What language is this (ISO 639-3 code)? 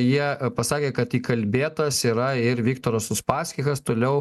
lit